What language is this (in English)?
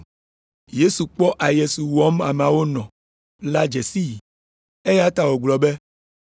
Ewe